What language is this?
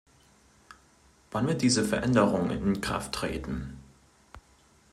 German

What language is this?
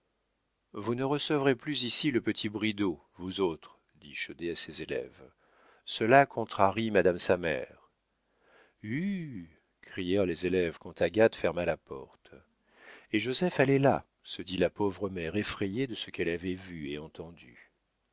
French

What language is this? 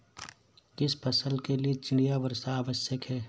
Hindi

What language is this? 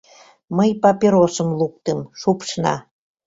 Mari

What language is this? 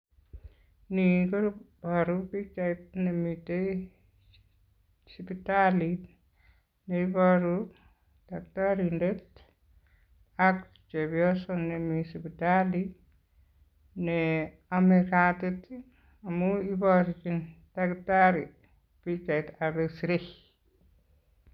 Kalenjin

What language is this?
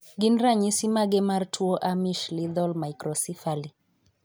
Luo (Kenya and Tanzania)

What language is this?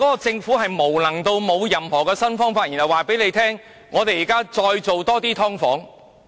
Cantonese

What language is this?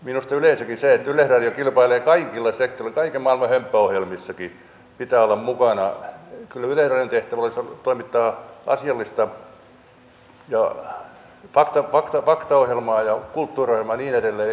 Finnish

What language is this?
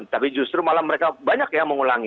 Indonesian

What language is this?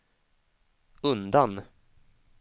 Swedish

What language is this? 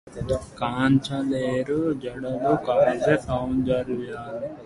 Telugu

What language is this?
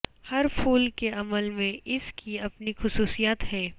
Urdu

